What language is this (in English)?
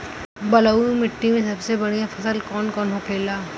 Bhojpuri